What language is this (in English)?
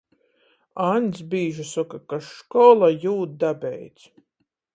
Latgalian